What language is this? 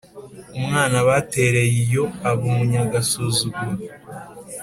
Kinyarwanda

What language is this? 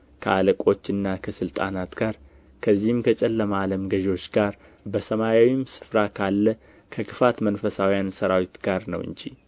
Amharic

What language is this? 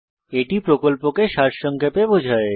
Bangla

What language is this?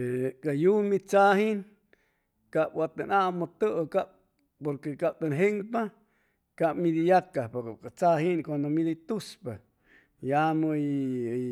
Chimalapa Zoque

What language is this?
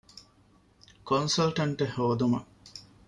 Divehi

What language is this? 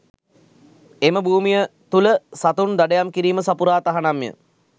Sinhala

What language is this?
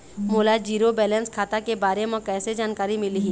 Chhattisgarhi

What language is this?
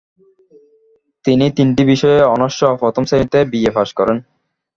Bangla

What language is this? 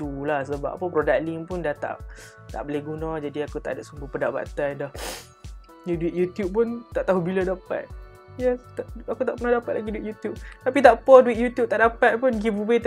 Malay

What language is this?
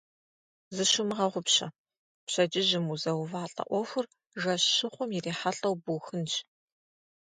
Kabardian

